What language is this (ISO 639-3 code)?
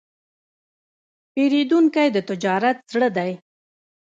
pus